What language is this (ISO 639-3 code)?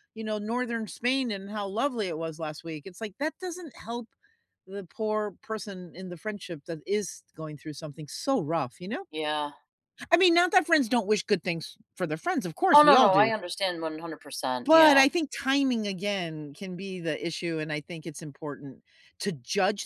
eng